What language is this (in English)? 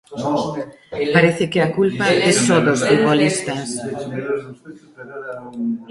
Galician